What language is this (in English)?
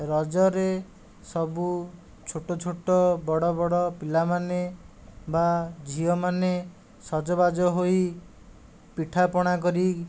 Odia